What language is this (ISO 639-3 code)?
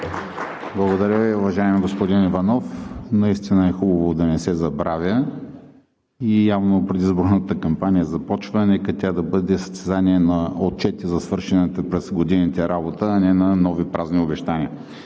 bul